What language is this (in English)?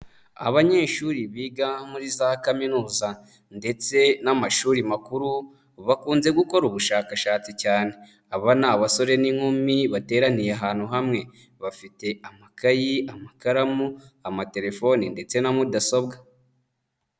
Kinyarwanda